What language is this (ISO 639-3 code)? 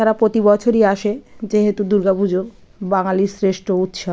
ben